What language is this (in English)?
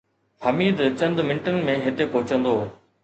Sindhi